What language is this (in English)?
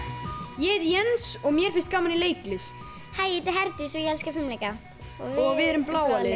Icelandic